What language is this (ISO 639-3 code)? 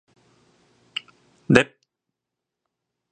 kor